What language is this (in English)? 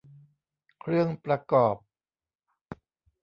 Thai